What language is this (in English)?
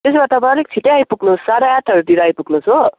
Nepali